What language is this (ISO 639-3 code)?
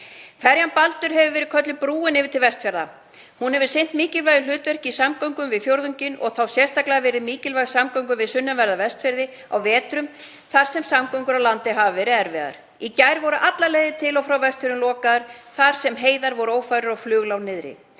isl